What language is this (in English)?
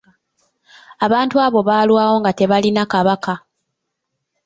Ganda